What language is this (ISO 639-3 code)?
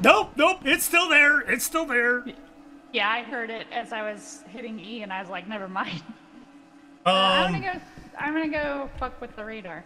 eng